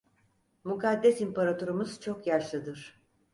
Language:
Turkish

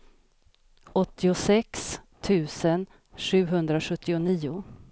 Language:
Swedish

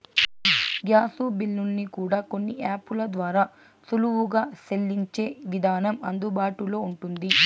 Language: Telugu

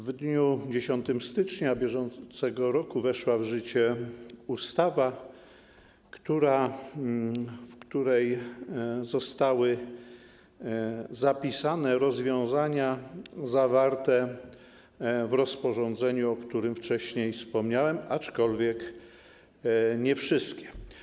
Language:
Polish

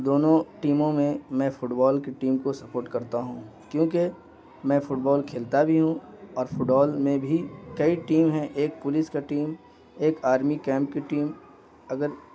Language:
Urdu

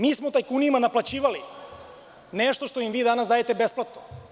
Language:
Serbian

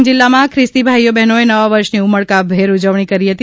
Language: Gujarati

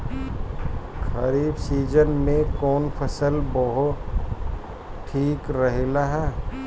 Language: Bhojpuri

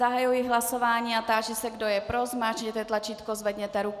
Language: Czech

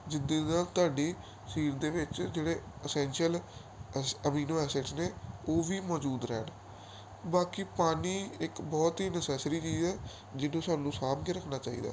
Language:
Punjabi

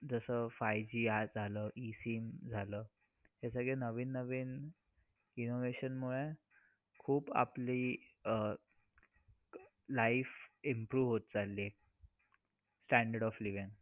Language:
Marathi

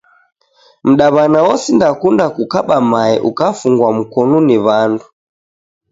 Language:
Taita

